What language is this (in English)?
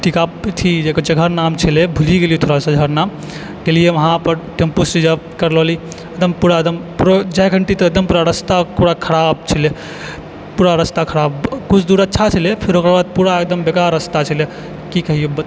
Maithili